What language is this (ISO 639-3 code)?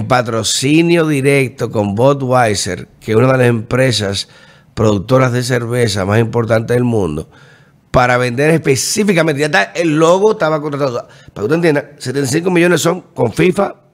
spa